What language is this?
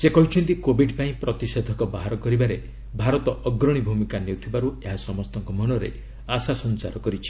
Odia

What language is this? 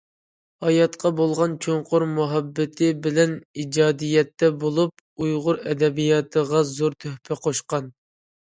Uyghur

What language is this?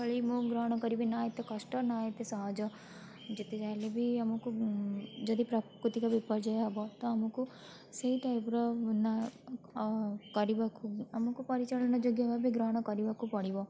Odia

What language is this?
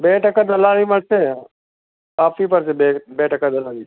Gujarati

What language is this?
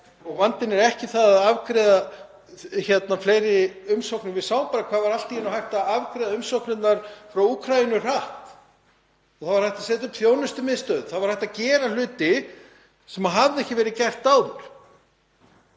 Icelandic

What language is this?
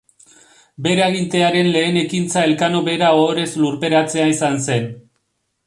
Basque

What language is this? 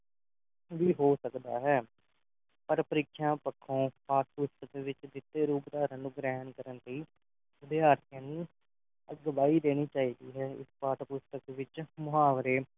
Punjabi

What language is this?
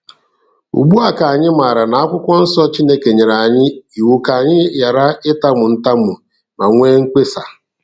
Igbo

